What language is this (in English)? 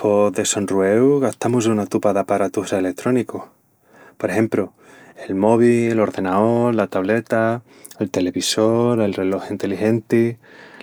Extremaduran